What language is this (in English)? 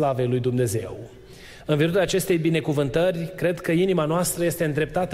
Romanian